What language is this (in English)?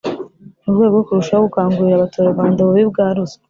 Kinyarwanda